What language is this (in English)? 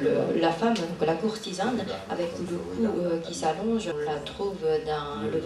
French